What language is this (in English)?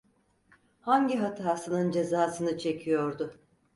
Turkish